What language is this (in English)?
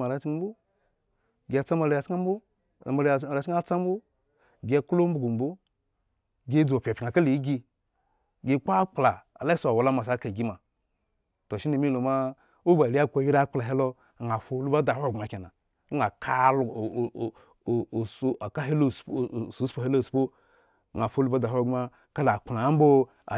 Eggon